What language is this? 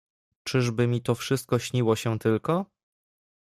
Polish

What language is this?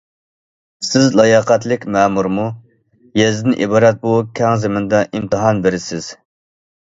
Uyghur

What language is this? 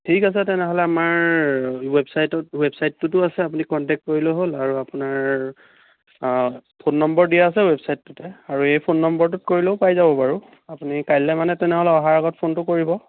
Assamese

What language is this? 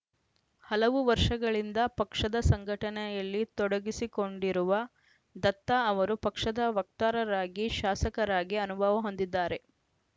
Kannada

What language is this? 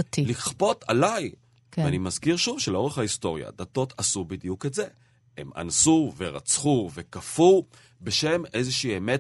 Hebrew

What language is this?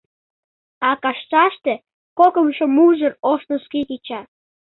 Mari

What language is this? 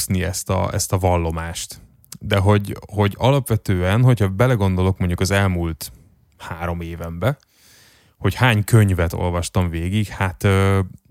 Hungarian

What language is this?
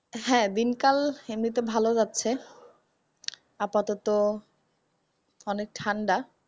Bangla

